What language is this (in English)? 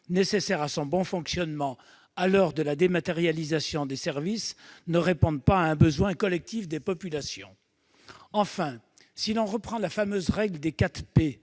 French